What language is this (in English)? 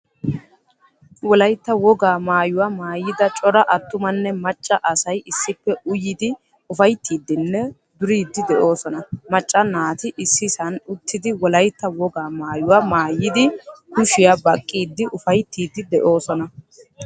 Wolaytta